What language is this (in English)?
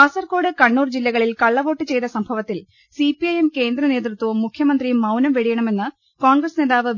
Malayalam